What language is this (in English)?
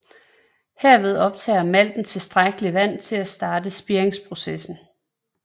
Danish